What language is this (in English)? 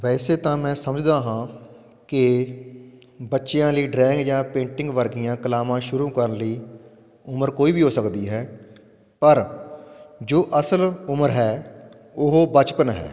Punjabi